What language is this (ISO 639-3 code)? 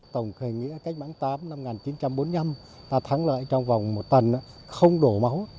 vie